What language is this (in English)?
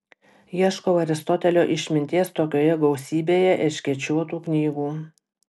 Lithuanian